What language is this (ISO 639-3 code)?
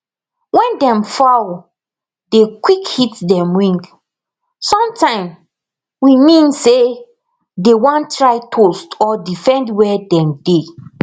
pcm